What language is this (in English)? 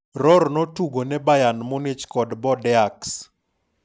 Luo (Kenya and Tanzania)